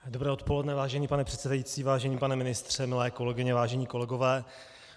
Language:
Czech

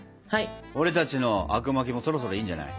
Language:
Japanese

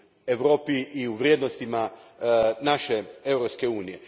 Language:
Croatian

